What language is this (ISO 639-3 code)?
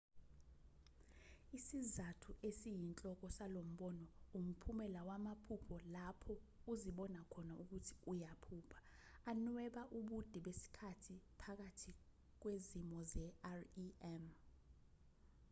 zul